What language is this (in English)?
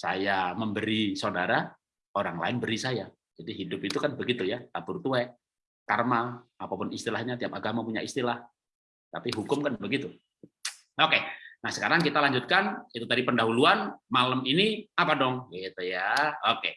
Indonesian